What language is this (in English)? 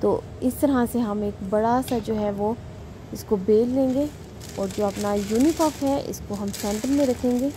Hindi